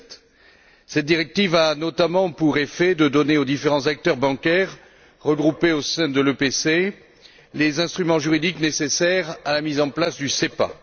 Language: French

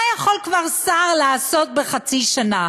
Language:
Hebrew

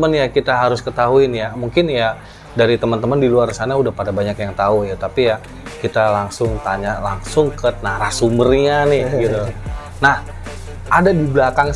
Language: Indonesian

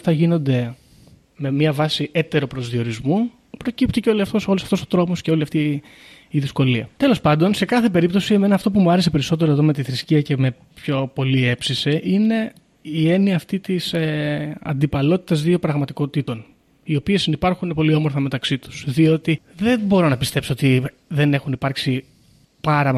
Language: Greek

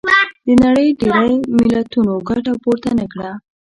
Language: Pashto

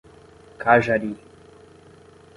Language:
Portuguese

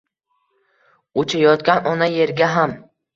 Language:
Uzbek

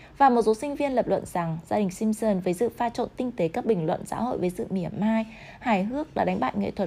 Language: Vietnamese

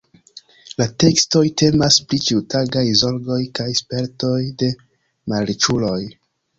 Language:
Esperanto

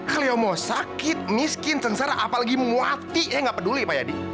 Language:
Indonesian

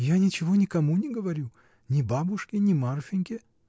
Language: Russian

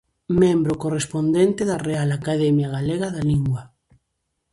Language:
Galician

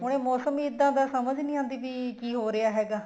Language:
Punjabi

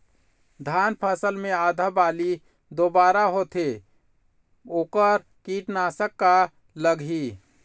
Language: Chhattisgarhi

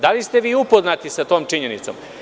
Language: Serbian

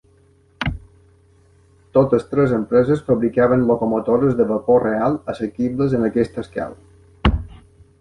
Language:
Catalan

